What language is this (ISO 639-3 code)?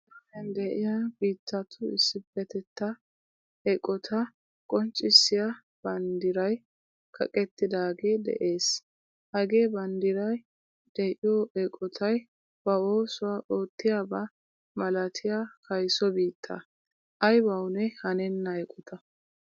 wal